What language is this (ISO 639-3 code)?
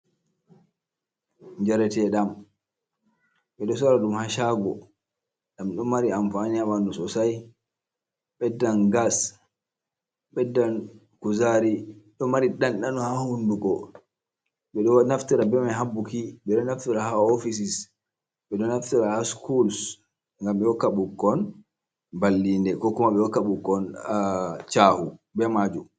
ful